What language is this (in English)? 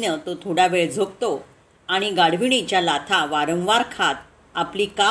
Marathi